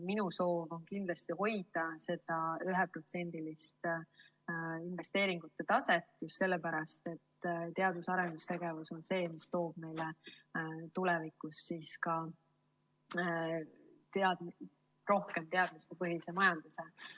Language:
Estonian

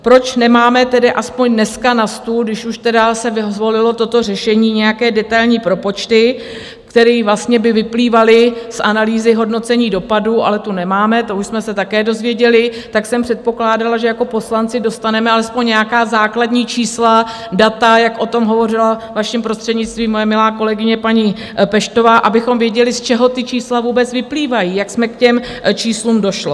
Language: Czech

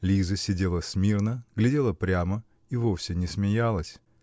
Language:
Russian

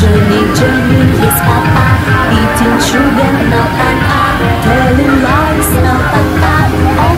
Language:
Vietnamese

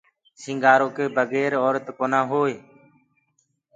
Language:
Gurgula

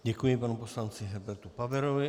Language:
Czech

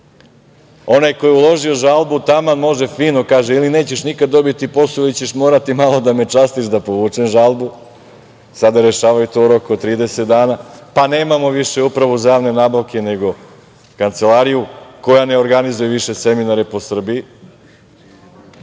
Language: Serbian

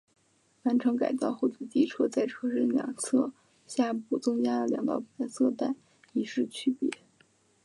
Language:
Chinese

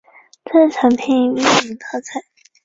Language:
Chinese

